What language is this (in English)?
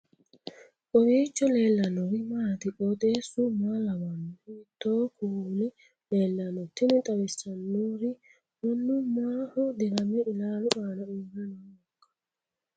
Sidamo